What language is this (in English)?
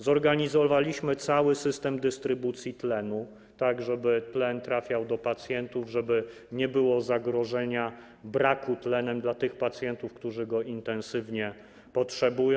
Polish